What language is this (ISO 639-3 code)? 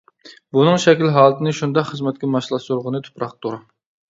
uig